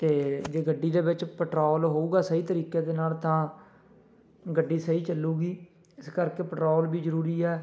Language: Punjabi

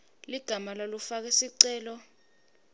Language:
Swati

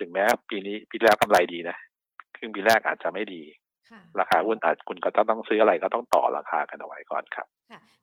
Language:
Thai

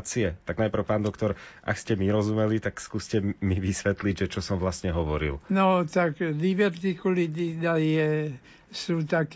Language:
Slovak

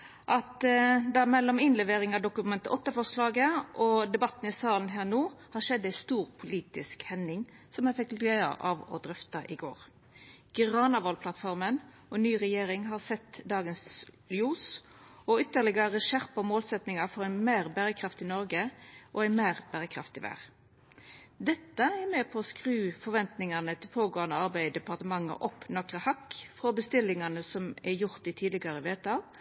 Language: Norwegian Nynorsk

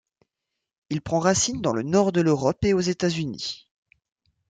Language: French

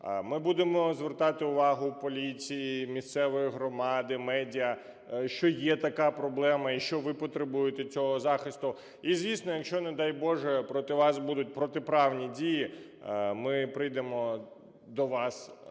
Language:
Ukrainian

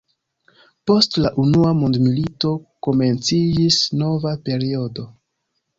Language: Esperanto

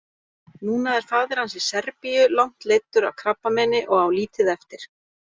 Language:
Icelandic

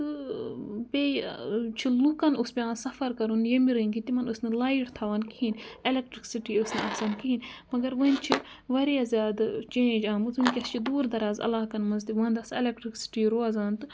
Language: Kashmiri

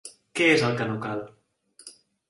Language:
Catalan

